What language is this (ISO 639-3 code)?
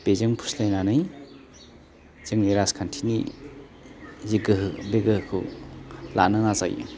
brx